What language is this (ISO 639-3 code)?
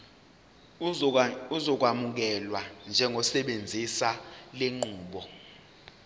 zul